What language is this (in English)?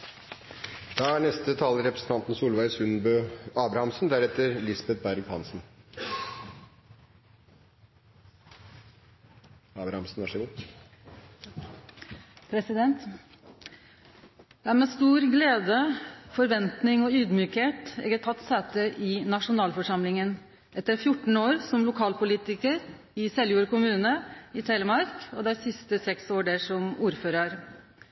Norwegian Nynorsk